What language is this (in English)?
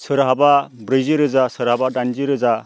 Bodo